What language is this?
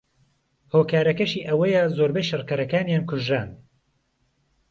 Central Kurdish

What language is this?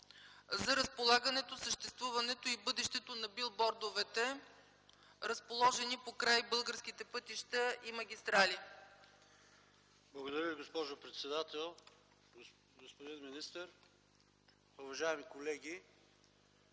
Bulgarian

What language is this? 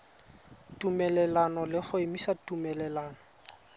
Tswana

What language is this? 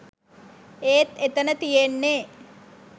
Sinhala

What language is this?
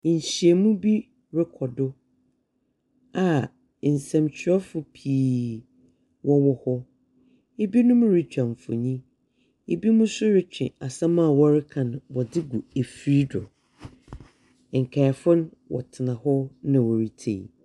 Akan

